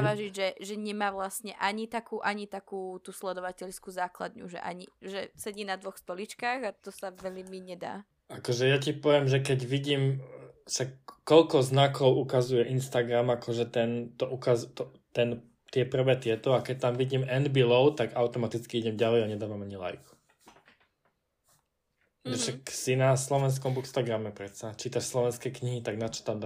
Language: Slovak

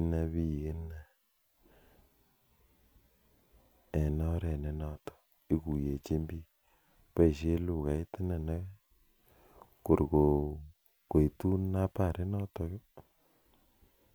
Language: Kalenjin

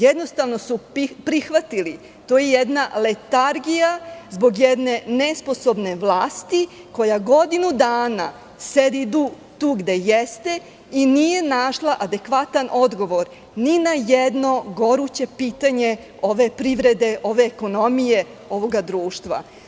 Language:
Serbian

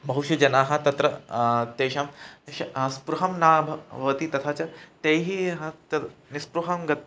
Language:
Sanskrit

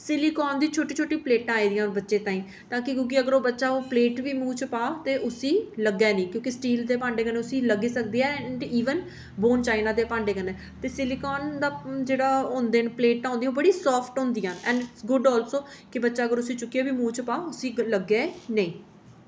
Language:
Dogri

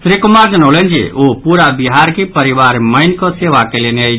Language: Maithili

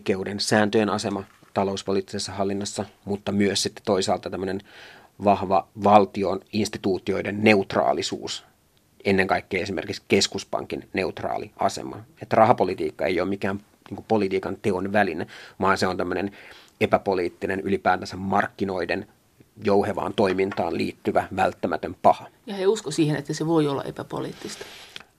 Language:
Finnish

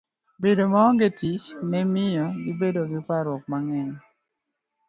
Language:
Luo (Kenya and Tanzania)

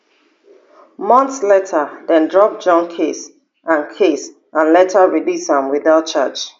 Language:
Nigerian Pidgin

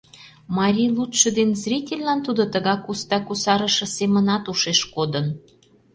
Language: Mari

